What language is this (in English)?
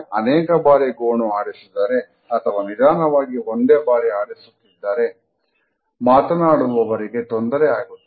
Kannada